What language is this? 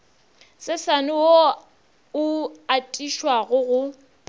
Northern Sotho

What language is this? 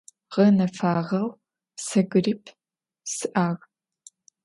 Adyghe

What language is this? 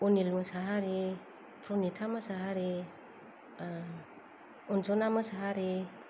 Bodo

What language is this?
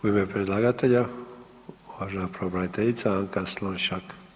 Croatian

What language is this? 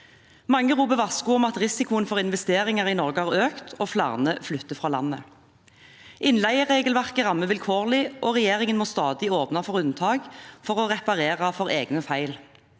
Norwegian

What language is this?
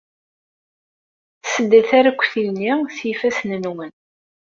Kabyle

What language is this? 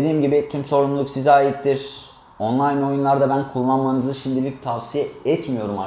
Turkish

